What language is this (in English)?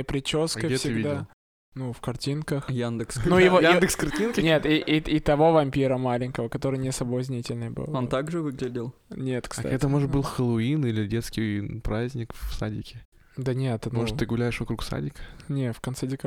Russian